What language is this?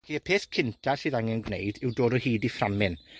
Welsh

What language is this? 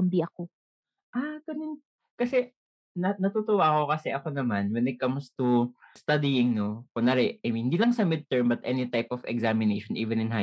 Filipino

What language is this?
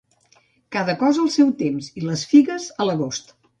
Catalan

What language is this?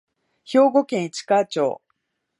Japanese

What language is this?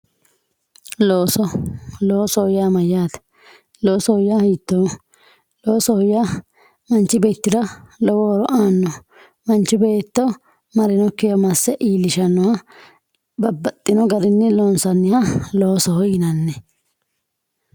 Sidamo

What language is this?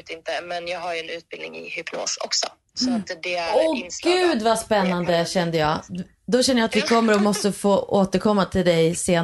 Swedish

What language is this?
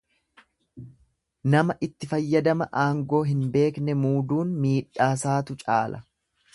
Oromo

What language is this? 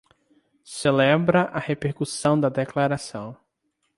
Portuguese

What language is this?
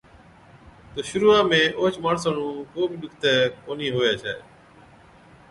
Od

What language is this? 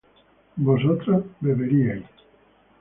Spanish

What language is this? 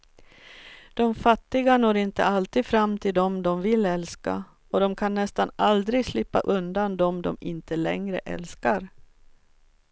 Swedish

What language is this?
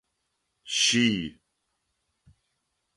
Adyghe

